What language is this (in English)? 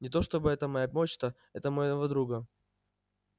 Russian